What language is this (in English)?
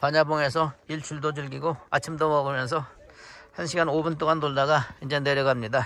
Korean